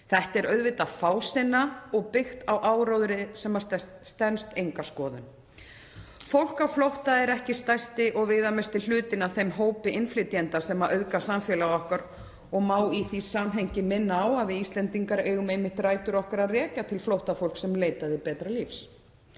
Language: Icelandic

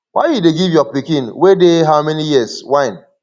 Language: Nigerian Pidgin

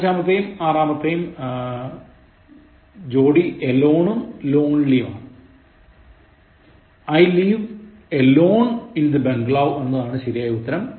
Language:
Malayalam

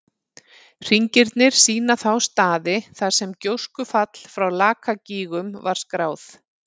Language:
Icelandic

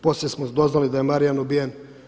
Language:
Croatian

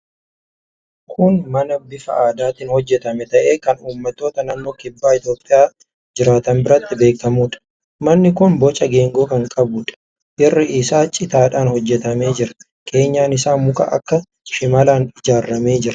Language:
Oromo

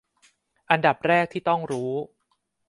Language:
Thai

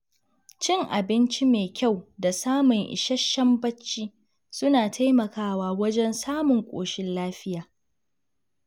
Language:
Hausa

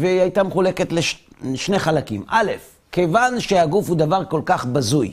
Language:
Hebrew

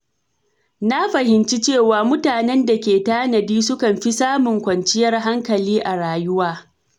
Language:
Hausa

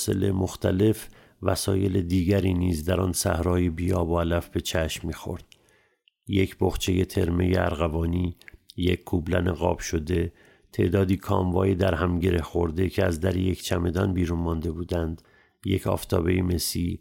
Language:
Persian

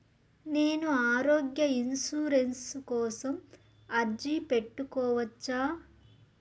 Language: Telugu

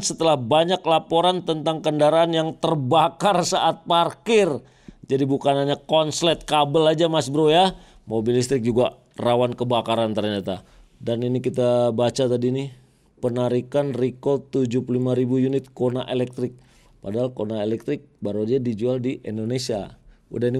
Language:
Indonesian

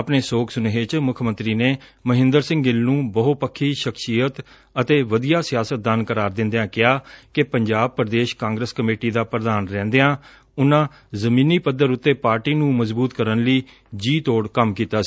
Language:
Punjabi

